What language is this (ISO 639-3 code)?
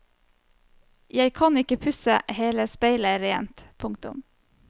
nor